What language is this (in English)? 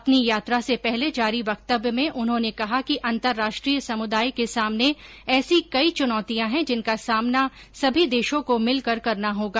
Hindi